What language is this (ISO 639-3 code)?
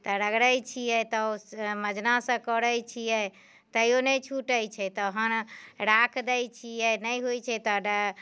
mai